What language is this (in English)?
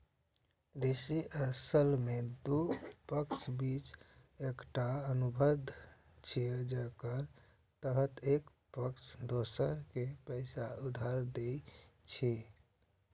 Maithili